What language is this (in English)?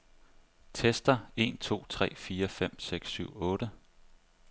Danish